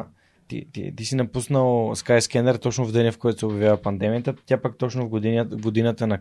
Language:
Bulgarian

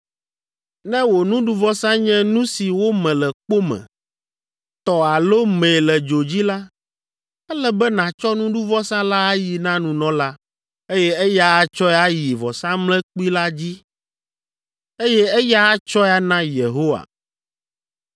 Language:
Ewe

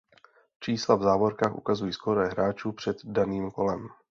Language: Czech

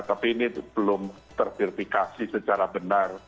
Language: Indonesian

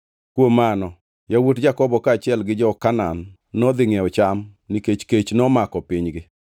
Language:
Luo (Kenya and Tanzania)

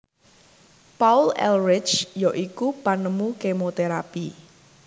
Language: Javanese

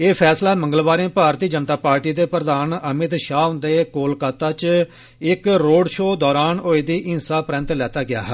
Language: Dogri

